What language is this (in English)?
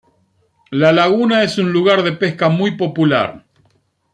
Spanish